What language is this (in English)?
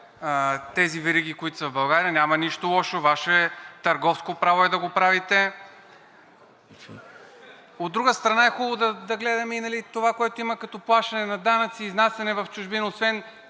Bulgarian